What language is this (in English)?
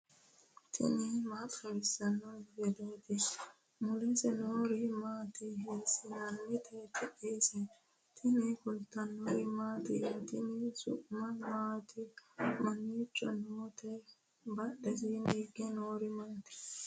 Sidamo